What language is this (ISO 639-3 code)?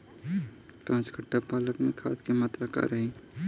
bho